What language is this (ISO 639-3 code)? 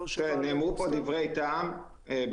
heb